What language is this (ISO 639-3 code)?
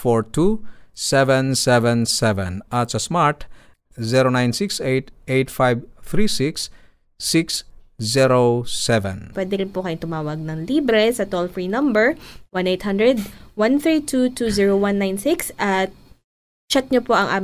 fil